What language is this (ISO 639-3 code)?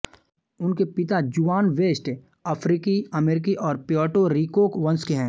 hin